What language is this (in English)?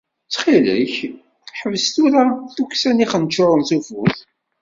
Kabyle